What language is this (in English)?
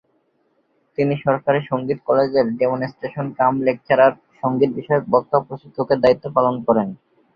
Bangla